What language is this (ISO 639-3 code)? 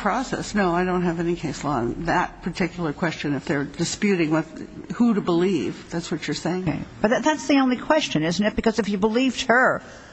eng